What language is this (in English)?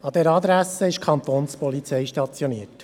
Swiss German